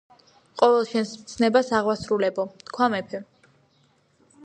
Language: Georgian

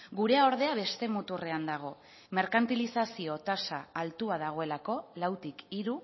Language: Basque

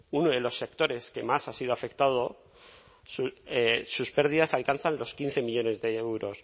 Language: Spanish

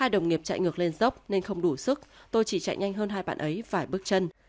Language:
Vietnamese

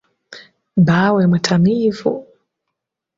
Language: Ganda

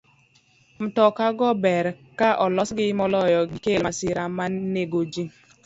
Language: Luo (Kenya and Tanzania)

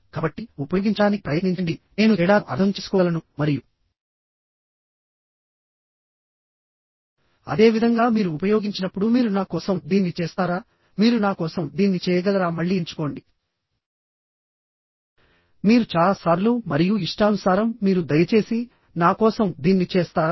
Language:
Telugu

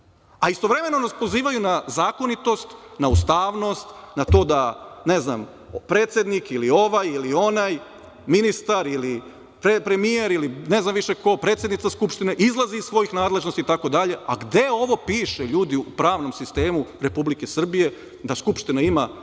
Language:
Serbian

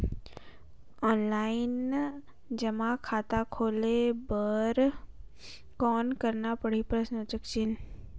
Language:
Chhattisgarhi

